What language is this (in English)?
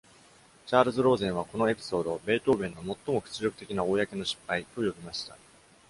Japanese